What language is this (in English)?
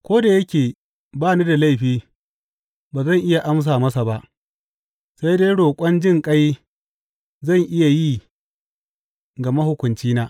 Hausa